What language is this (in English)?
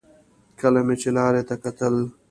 Pashto